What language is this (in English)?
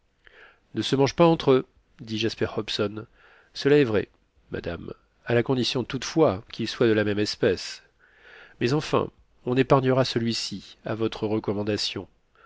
French